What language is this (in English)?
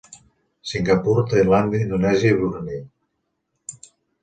Catalan